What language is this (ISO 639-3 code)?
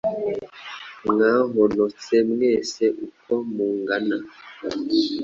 kin